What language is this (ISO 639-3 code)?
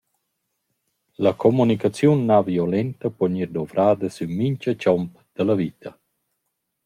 roh